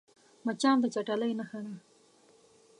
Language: Pashto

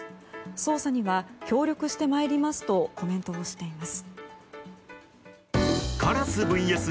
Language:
Japanese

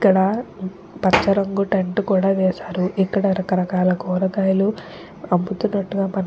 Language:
Telugu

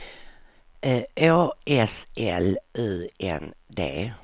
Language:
Swedish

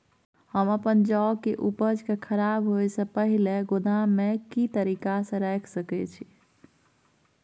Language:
Maithili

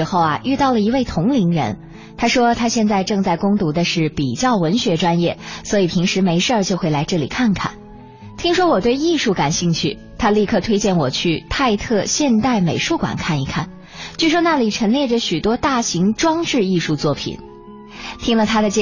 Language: Chinese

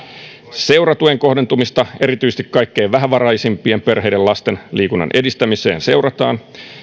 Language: Finnish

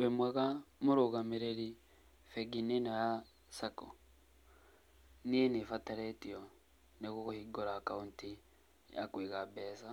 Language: Kikuyu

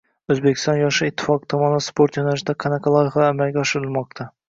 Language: Uzbek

